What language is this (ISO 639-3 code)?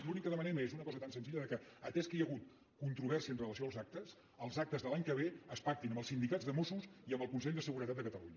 cat